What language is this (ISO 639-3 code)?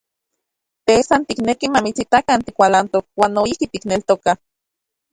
ncx